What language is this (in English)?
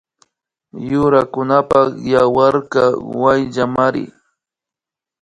Imbabura Highland Quichua